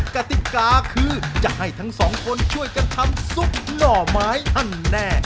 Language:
Thai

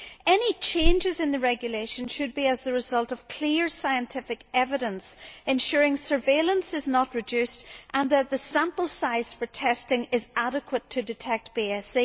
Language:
English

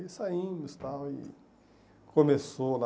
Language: Portuguese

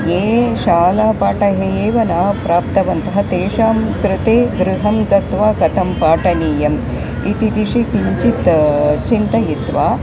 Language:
Sanskrit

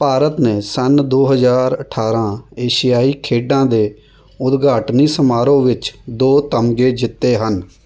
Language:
Punjabi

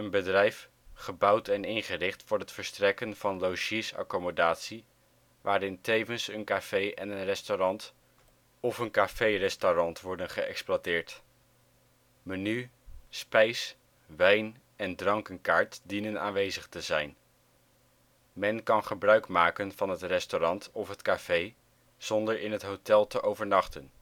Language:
Dutch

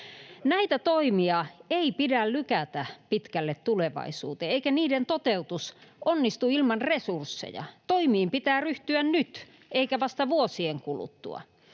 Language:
Finnish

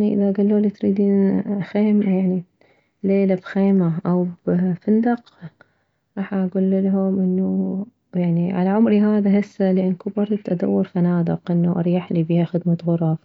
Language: Mesopotamian Arabic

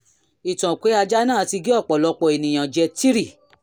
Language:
Yoruba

